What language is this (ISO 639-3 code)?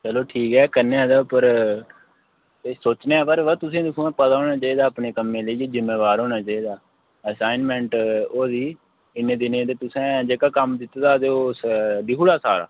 doi